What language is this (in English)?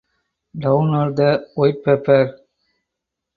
English